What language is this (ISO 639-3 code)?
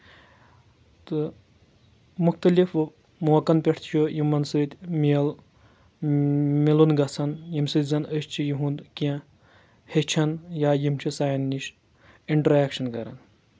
kas